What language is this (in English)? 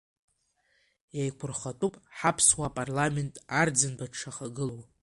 Abkhazian